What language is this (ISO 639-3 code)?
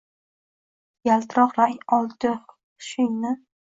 uzb